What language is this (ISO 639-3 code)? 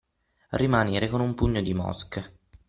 ita